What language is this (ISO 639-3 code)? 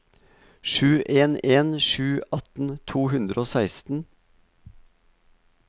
nor